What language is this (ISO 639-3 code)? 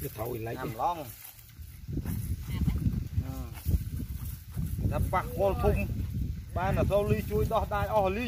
vie